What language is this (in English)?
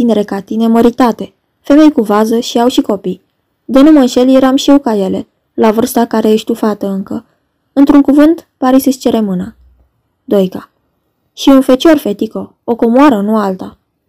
Romanian